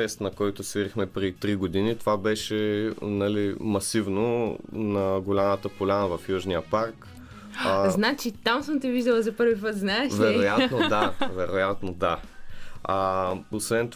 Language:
Bulgarian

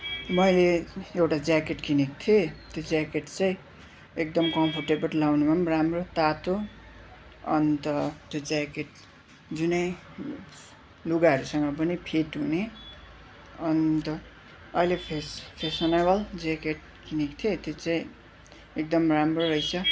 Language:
Nepali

